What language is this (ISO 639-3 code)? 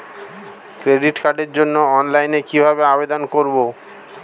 ben